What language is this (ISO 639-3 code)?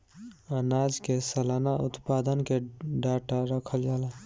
bho